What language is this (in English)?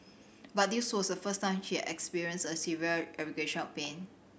English